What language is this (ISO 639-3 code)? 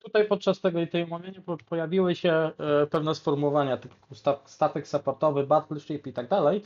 pol